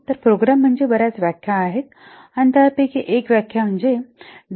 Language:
Marathi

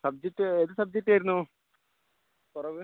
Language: Malayalam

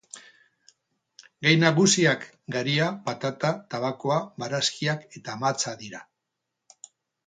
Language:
Basque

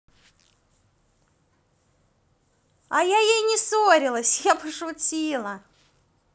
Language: Russian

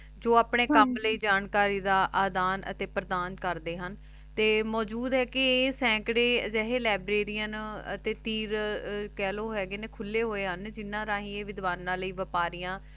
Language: Punjabi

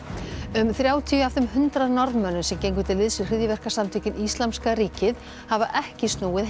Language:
Icelandic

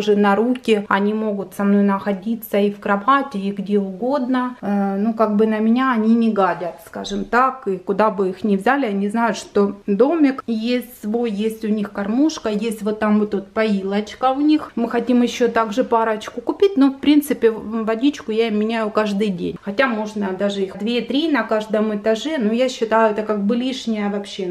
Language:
Russian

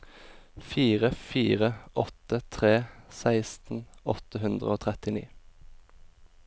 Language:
Norwegian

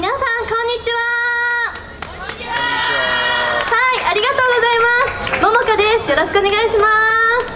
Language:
Japanese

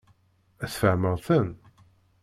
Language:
Kabyle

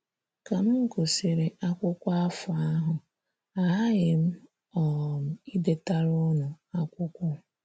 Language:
Igbo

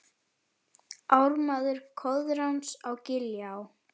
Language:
Icelandic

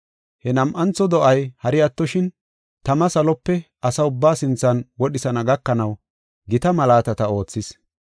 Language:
Gofa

